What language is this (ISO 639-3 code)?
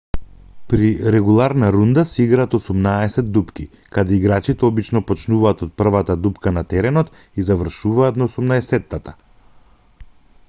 mkd